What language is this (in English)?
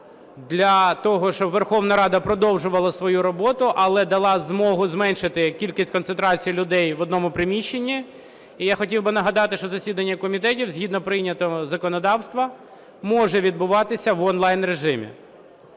Ukrainian